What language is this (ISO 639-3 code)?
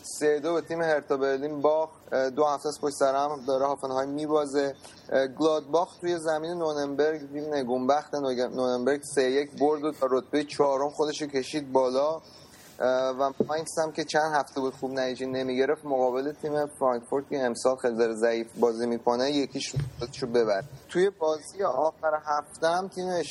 fas